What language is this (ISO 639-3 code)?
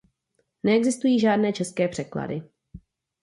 ces